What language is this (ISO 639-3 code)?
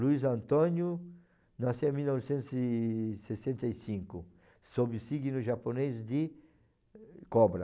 por